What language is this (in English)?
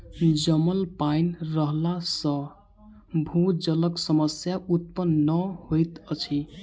Maithili